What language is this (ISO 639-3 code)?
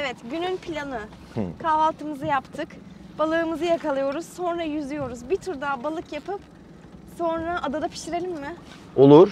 tur